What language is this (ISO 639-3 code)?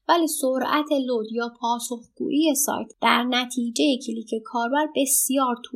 fas